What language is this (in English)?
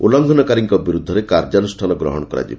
Odia